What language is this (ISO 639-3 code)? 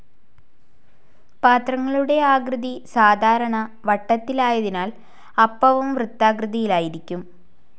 mal